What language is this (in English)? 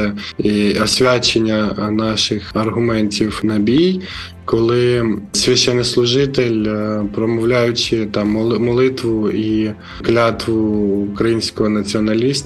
Ukrainian